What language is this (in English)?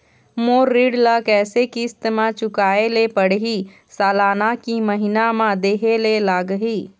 Chhattisgarhi